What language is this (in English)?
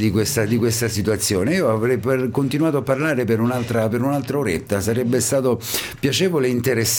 Italian